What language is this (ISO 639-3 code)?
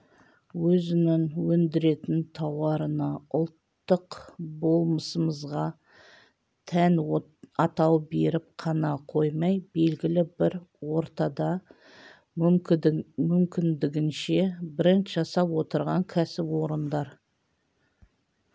kaz